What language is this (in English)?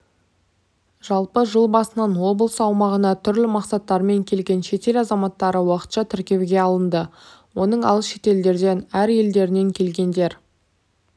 Kazakh